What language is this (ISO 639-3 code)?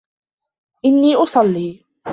ara